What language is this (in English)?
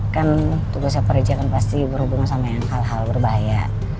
Indonesian